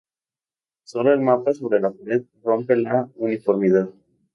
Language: Spanish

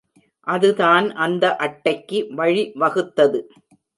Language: Tamil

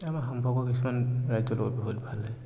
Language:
Assamese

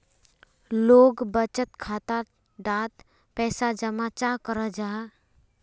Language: Magahi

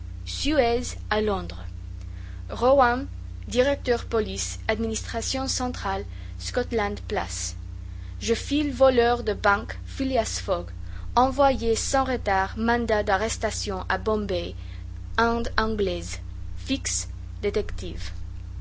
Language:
French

